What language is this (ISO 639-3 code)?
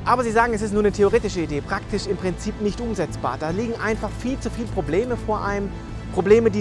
deu